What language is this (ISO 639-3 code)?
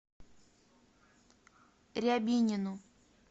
rus